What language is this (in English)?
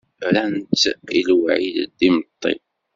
Kabyle